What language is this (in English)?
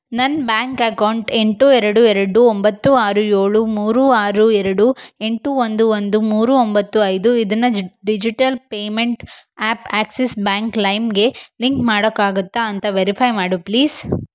Kannada